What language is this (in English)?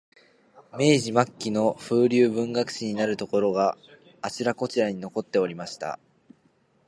Japanese